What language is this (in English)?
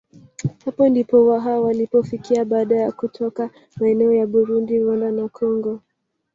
Swahili